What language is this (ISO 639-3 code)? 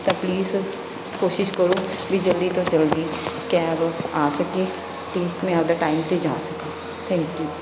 pan